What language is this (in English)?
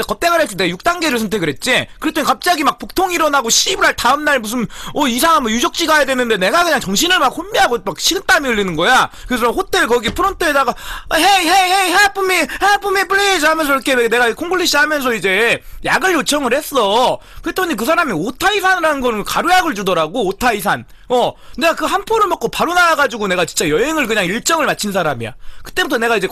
Korean